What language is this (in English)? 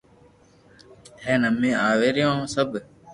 Loarki